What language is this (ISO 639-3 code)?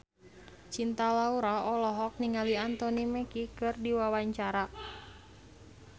sun